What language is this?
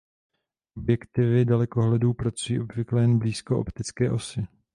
Czech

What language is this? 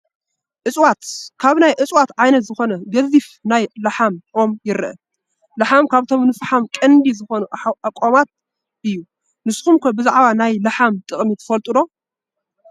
Tigrinya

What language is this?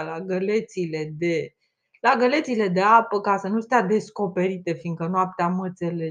Romanian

